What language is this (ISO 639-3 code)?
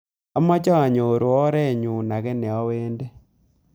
kln